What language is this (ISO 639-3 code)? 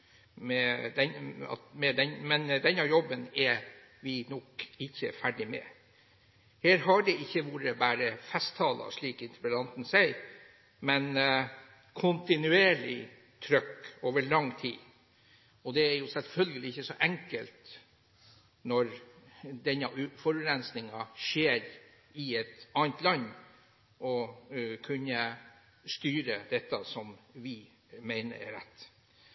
nob